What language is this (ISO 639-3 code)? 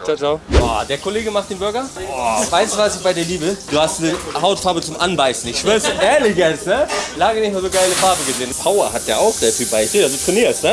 deu